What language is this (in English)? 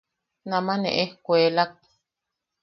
Yaqui